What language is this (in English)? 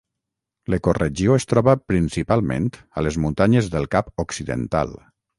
Catalan